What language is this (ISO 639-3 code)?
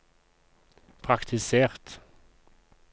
nor